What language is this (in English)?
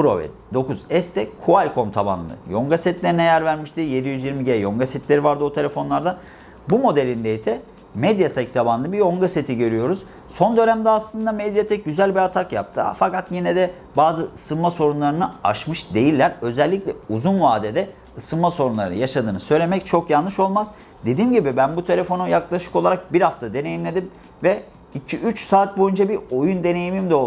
Turkish